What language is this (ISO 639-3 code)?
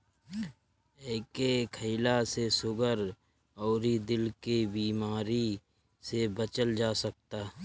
bho